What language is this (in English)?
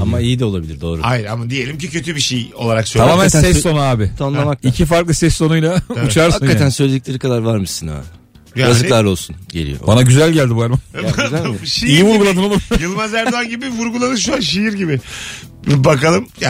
Turkish